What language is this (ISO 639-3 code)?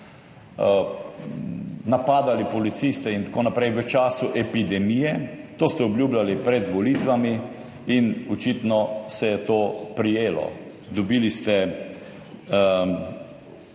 slv